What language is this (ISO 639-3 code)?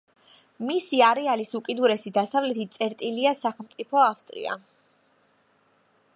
kat